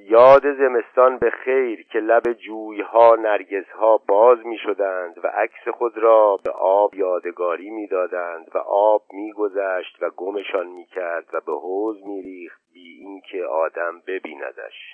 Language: Persian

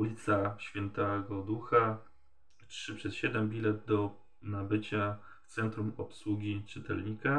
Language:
Polish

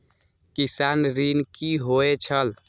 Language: Maithili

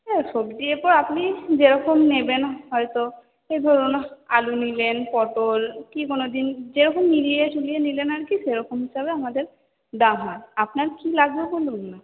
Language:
Bangla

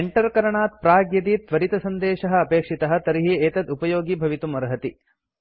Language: Sanskrit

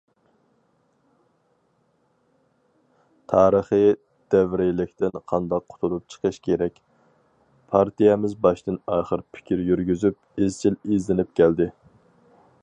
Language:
Uyghur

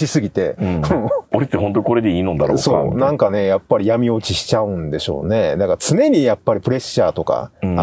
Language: Japanese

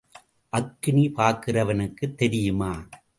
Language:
Tamil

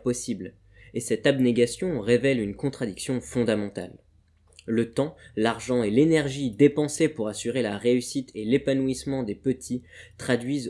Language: French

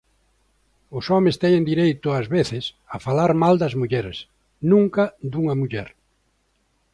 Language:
Galician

